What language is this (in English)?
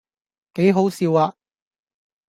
Cantonese